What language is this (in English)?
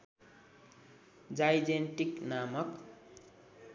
Nepali